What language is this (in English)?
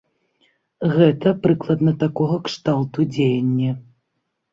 Belarusian